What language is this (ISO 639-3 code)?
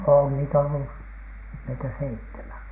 fin